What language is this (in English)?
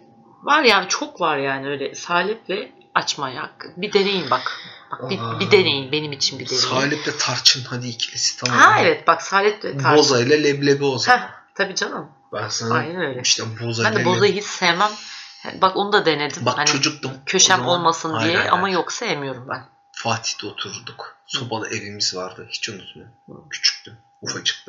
Turkish